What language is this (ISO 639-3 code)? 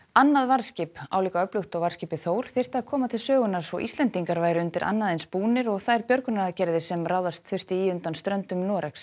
isl